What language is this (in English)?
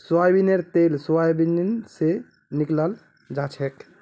Magahi